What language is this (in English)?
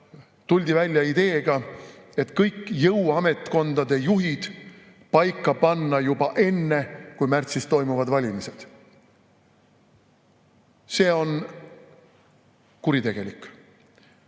Estonian